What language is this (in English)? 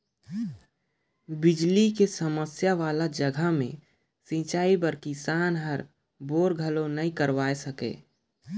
Chhattisgarhi